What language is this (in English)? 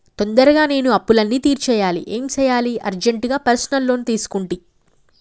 Telugu